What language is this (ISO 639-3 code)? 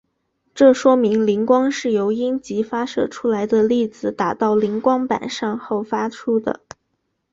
zho